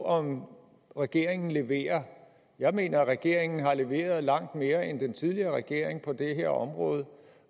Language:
Danish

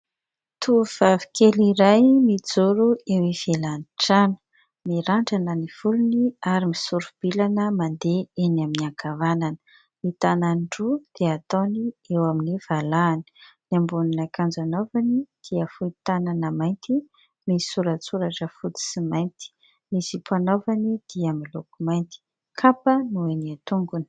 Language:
Malagasy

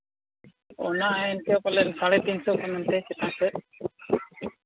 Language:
Santali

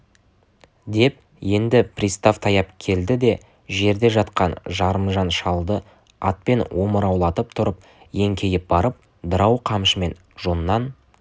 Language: Kazakh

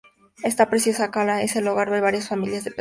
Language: Spanish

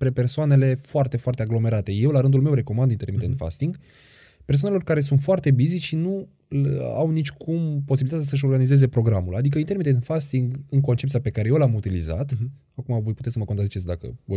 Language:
Romanian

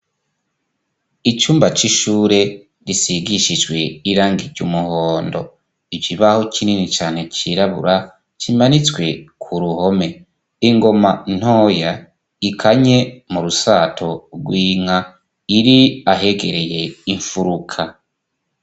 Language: Rundi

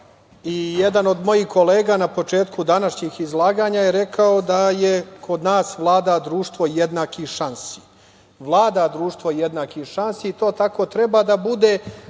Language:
Serbian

